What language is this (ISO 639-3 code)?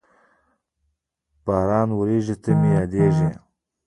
pus